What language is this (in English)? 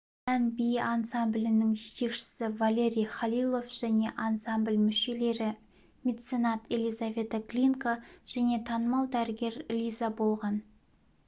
Kazakh